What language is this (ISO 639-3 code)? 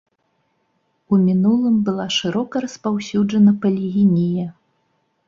bel